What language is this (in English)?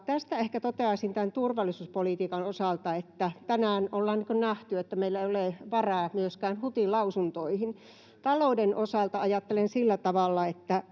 Finnish